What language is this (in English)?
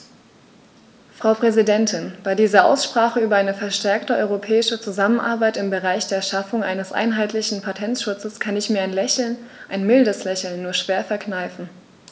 German